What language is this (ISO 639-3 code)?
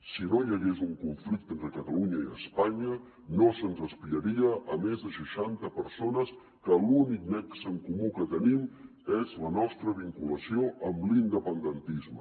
cat